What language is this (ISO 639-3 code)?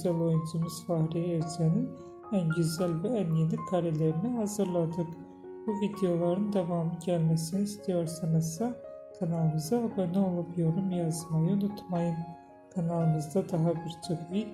tur